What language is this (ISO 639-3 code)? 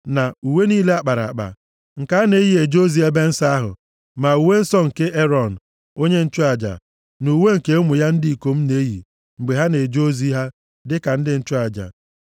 ibo